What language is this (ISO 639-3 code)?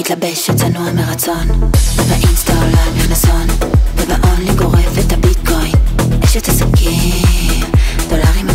ara